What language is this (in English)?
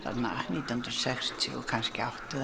Icelandic